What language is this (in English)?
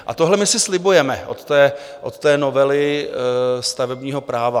Czech